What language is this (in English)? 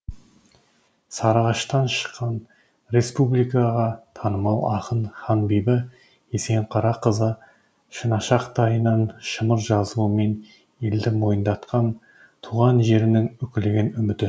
Kazakh